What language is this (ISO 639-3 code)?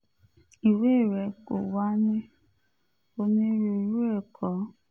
yor